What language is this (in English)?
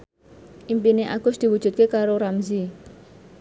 Javanese